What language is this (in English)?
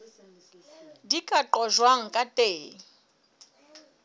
Southern Sotho